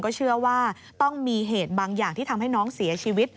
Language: Thai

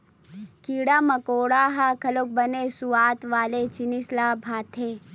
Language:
Chhattisgarhi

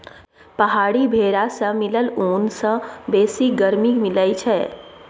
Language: Maithili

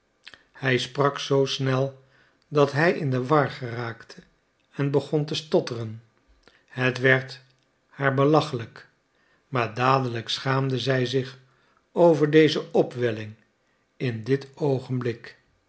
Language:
Dutch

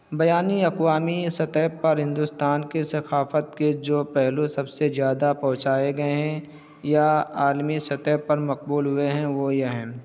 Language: Urdu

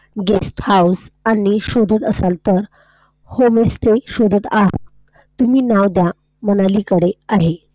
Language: Marathi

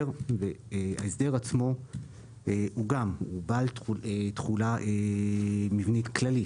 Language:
Hebrew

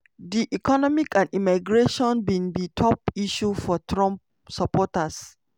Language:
Nigerian Pidgin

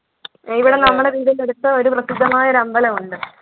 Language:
Malayalam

